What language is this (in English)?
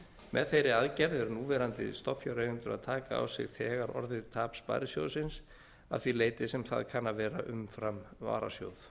Icelandic